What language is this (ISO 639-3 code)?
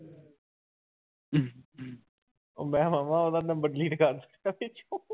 pan